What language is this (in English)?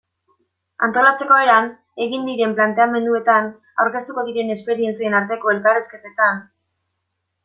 Basque